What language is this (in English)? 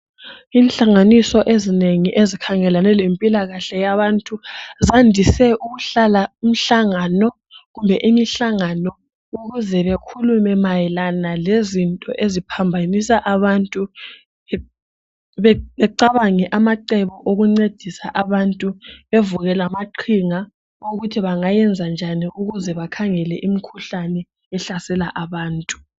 North Ndebele